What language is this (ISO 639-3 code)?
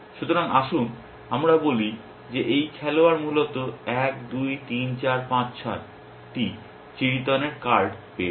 ben